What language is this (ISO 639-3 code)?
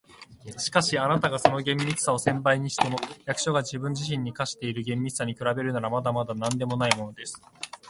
jpn